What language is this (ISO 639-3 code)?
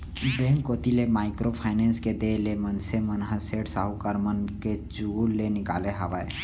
hne